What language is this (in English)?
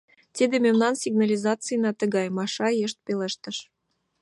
Mari